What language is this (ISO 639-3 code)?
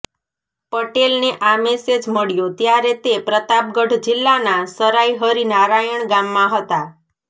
guj